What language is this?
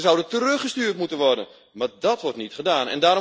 Dutch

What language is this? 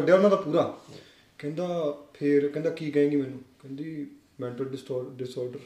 Punjabi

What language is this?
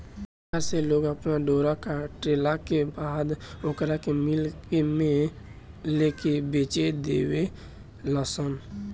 Bhojpuri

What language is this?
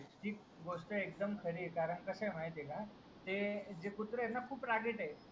Marathi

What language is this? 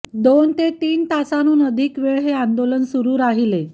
Marathi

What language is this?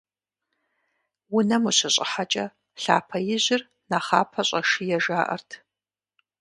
Kabardian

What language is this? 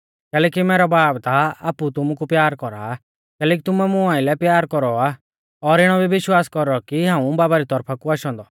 Mahasu Pahari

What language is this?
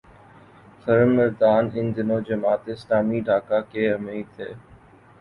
Urdu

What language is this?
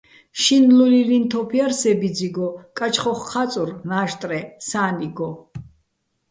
Bats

